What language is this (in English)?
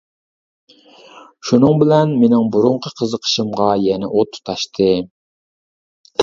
Uyghur